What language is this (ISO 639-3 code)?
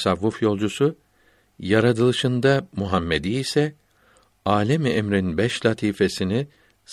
tur